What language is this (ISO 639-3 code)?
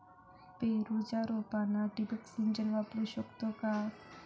mar